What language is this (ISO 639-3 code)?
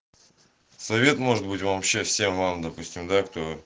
rus